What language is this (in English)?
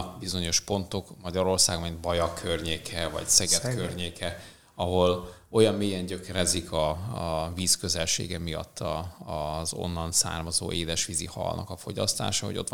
Hungarian